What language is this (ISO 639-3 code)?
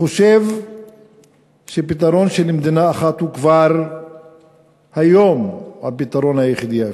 heb